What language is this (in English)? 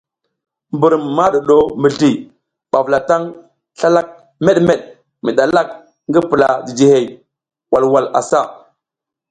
South Giziga